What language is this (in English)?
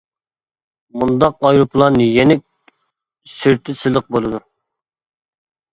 Uyghur